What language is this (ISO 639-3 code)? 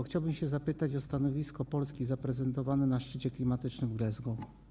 pol